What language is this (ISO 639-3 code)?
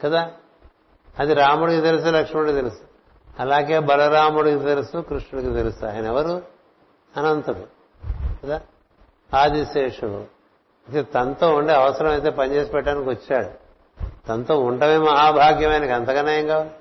tel